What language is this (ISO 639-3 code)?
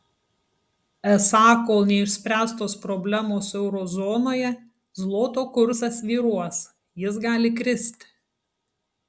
lit